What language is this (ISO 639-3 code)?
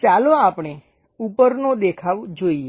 guj